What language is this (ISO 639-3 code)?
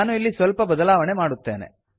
kan